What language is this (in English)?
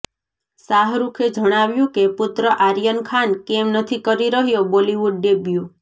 Gujarati